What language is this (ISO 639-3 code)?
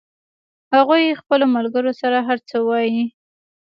pus